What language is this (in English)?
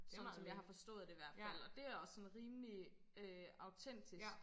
Danish